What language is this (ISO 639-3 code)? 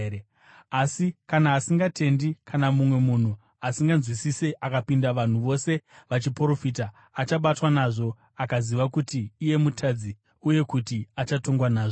sna